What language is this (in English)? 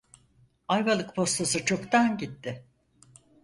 Turkish